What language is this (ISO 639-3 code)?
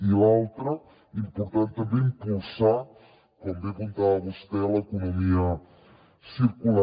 cat